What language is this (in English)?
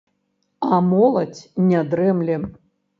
Belarusian